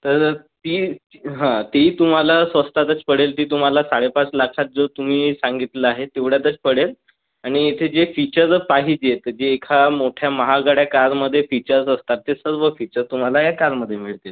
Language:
Marathi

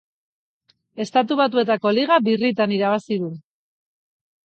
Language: Basque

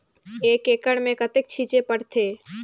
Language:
Chhattisgarhi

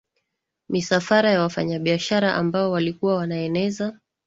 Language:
Swahili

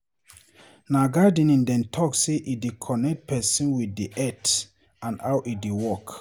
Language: Nigerian Pidgin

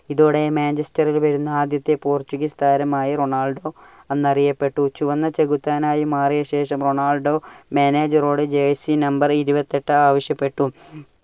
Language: Malayalam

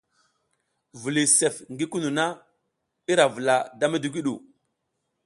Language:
South Giziga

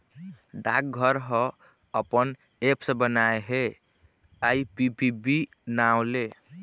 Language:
Chhattisgarhi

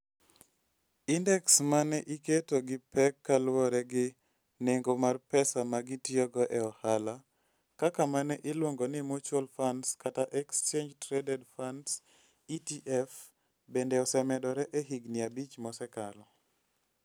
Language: Luo (Kenya and Tanzania)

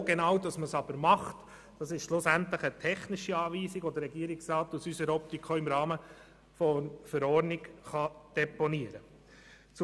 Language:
Swiss German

